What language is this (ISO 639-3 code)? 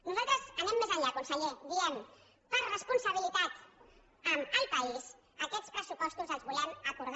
cat